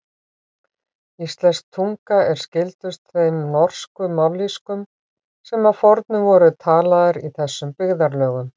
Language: Icelandic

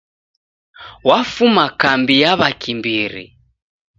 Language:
Taita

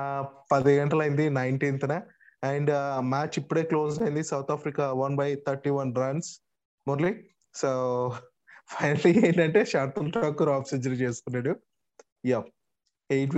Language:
Telugu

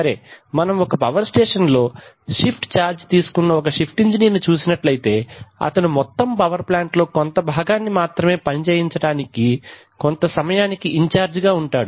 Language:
Telugu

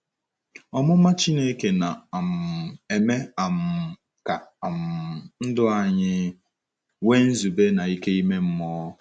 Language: Igbo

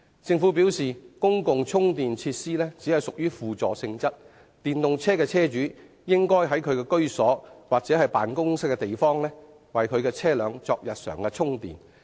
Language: Cantonese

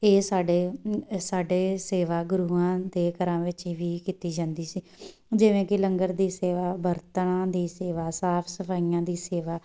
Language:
Punjabi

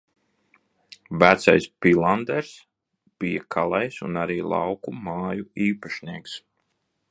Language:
Latvian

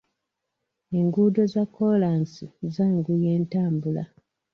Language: Ganda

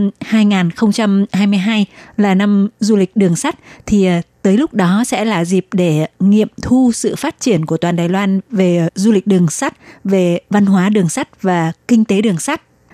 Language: Vietnamese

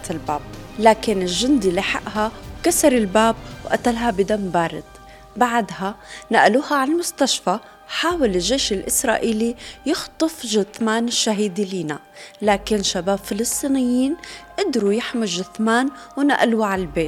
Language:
Arabic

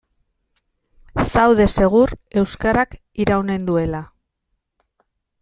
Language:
Basque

